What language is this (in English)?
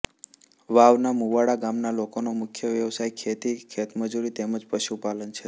Gujarati